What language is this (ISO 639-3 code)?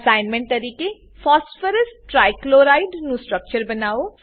guj